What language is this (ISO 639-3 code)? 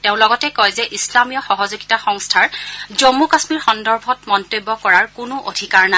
asm